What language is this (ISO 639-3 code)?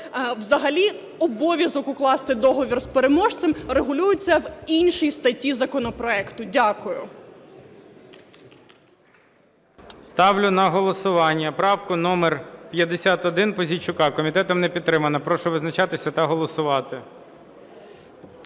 ukr